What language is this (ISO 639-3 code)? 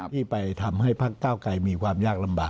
tha